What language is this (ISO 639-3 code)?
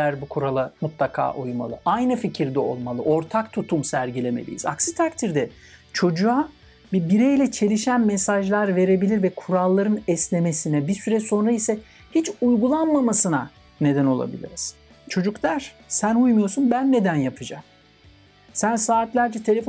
tur